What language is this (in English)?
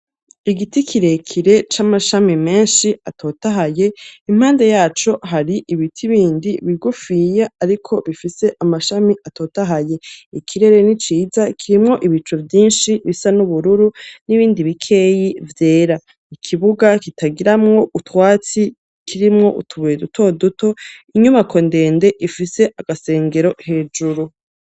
Rundi